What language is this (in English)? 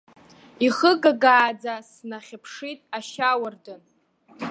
Abkhazian